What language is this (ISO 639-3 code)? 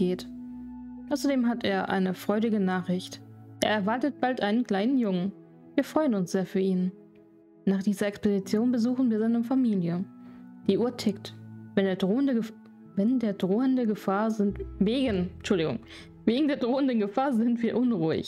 deu